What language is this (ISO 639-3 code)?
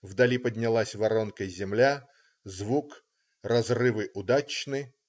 rus